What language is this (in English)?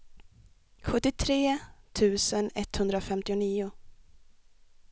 Swedish